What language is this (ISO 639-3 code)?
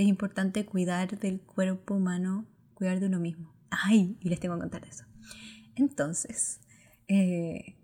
spa